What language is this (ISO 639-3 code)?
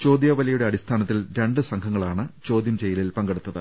mal